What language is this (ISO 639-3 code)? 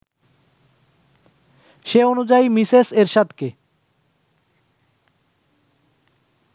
ben